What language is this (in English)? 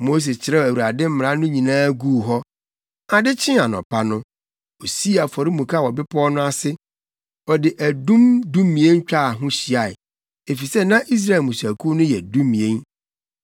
Akan